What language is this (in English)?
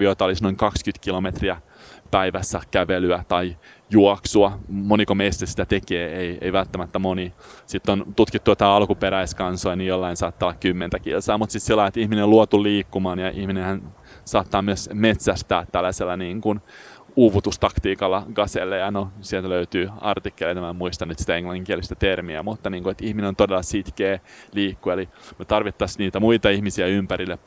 Finnish